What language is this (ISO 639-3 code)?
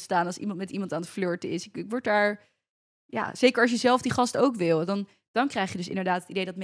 nld